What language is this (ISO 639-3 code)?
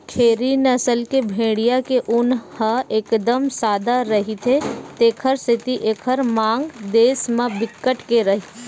hne